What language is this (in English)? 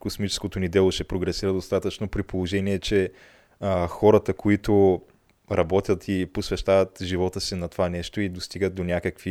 Bulgarian